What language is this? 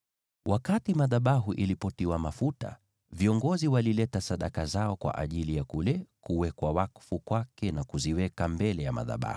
Swahili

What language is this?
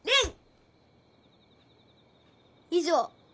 Japanese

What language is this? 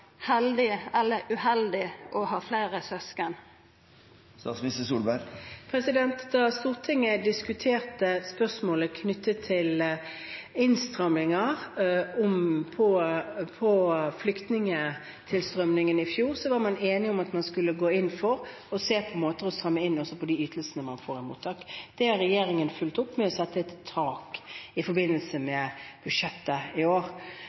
Norwegian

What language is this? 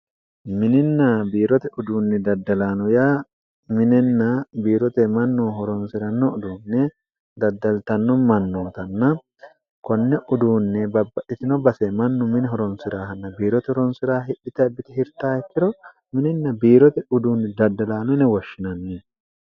Sidamo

